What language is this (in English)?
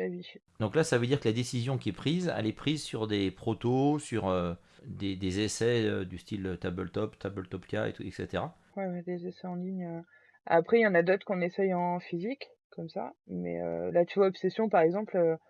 French